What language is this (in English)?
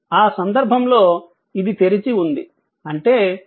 Telugu